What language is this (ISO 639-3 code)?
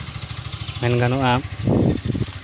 sat